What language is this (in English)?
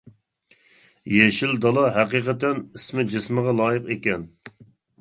Uyghur